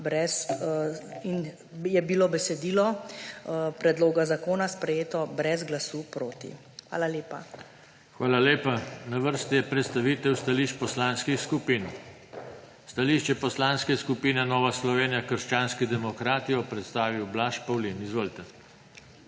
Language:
Slovenian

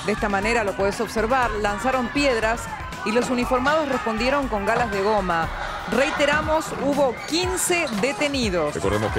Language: Spanish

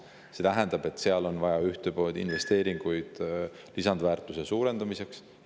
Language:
Estonian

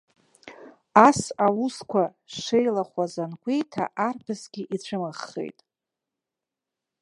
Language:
Abkhazian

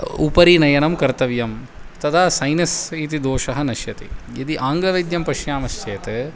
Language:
Sanskrit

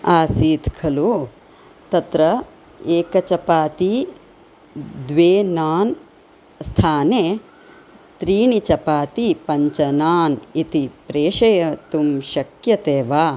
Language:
Sanskrit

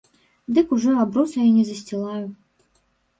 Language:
Belarusian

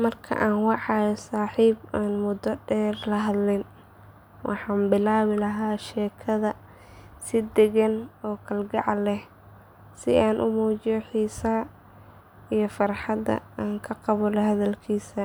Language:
Somali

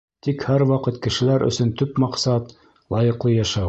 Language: Bashkir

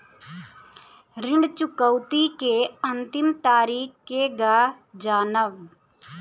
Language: Bhojpuri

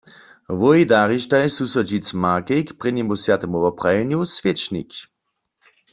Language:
Upper Sorbian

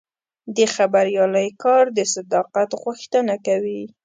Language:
Pashto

